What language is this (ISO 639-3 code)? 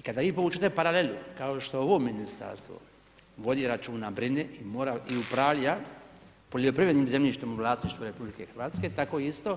hrv